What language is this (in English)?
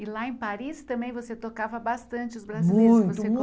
Portuguese